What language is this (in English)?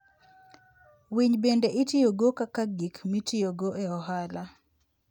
Luo (Kenya and Tanzania)